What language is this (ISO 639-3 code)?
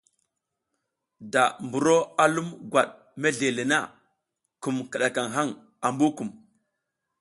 giz